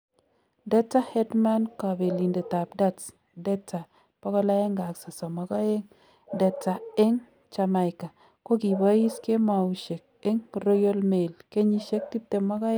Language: Kalenjin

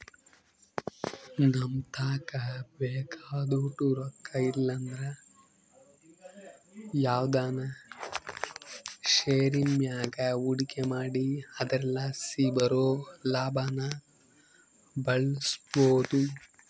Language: Kannada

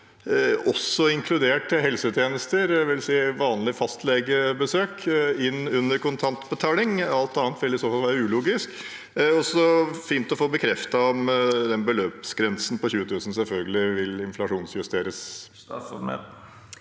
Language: Norwegian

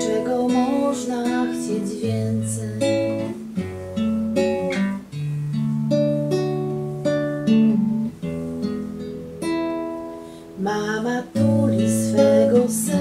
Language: Polish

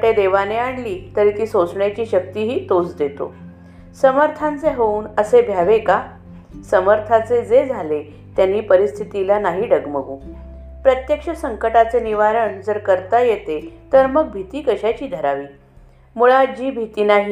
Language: Marathi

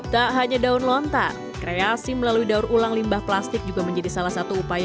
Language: Indonesian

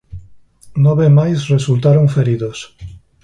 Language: Galician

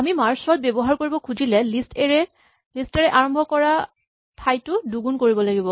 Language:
Assamese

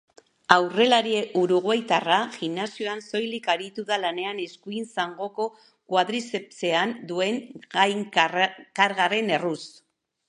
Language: Basque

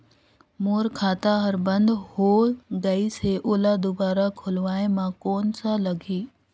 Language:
Chhattisgarhi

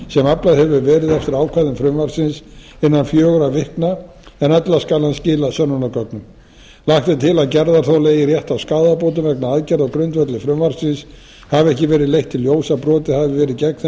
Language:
Icelandic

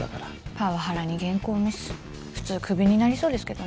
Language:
Japanese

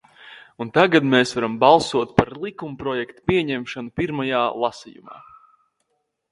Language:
Latvian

